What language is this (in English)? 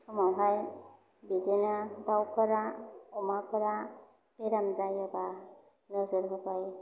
Bodo